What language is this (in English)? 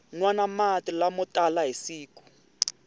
Tsonga